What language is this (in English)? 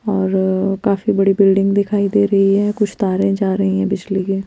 Hindi